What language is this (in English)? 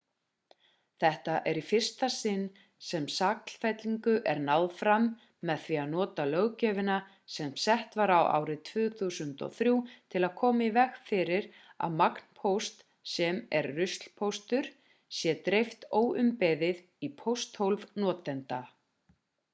Icelandic